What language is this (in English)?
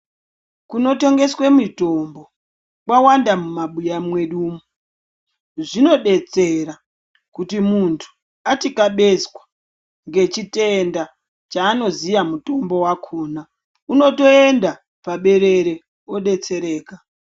Ndau